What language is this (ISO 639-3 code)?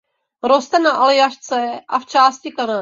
ces